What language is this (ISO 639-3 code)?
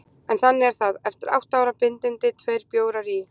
isl